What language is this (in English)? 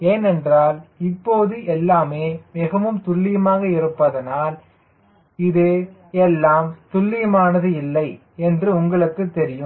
Tamil